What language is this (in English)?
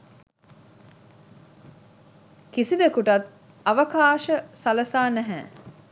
Sinhala